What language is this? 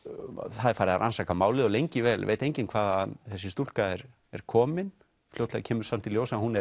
Icelandic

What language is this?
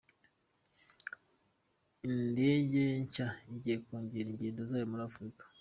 Kinyarwanda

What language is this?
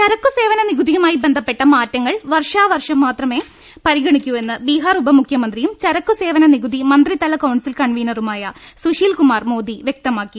Malayalam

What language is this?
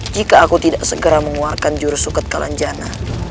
Indonesian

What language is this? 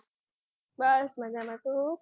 Gujarati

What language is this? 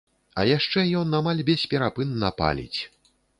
Belarusian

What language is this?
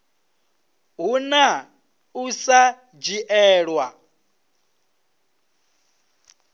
Venda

